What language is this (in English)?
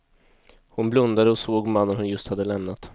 Swedish